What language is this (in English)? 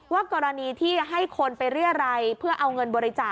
Thai